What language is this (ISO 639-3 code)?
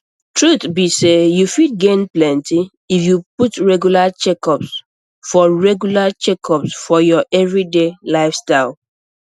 pcm